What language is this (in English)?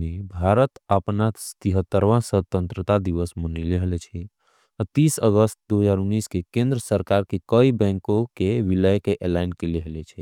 Angika